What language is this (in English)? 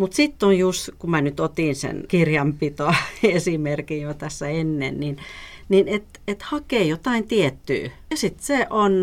Finnish